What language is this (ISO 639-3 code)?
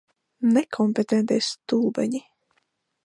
lav